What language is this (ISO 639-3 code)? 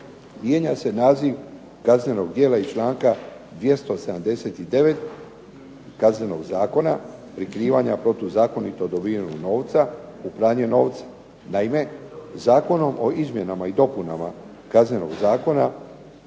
hrv